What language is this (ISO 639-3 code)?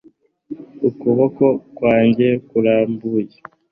kin